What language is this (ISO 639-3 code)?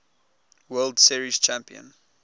eng